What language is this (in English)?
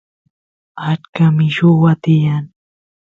Santiago del Estero Quichua